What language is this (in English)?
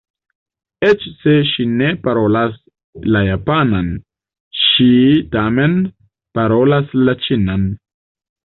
Esperanto